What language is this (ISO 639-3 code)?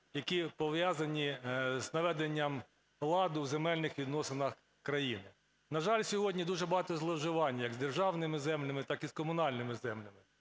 ukr